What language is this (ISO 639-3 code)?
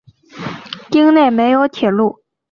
zho